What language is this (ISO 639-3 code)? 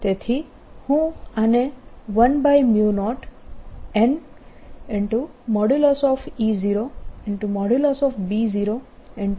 guj